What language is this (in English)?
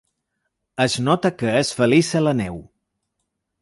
Catalan